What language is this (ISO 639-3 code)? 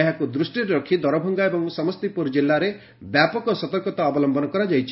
ori